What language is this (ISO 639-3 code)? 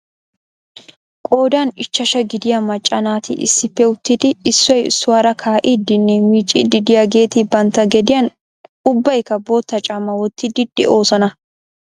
wal